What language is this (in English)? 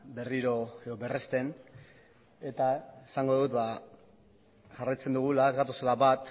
Basque